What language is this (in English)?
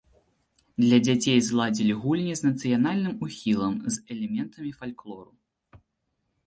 Belarusian